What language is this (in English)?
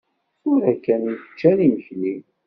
Kabyle